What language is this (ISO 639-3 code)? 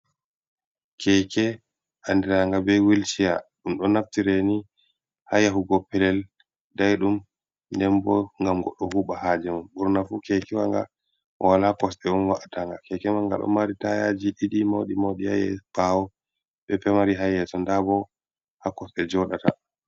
ful